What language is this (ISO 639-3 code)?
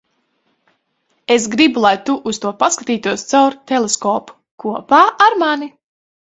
lav